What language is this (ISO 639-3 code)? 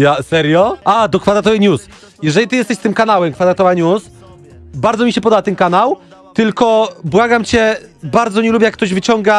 pol